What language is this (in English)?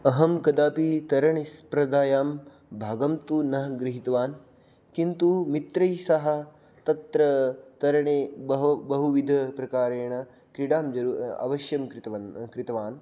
Sanskrit